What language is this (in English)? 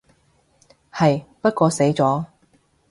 Cantonese